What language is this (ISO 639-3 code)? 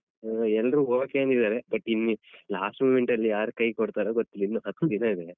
kan